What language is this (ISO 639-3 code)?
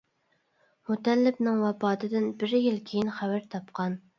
uig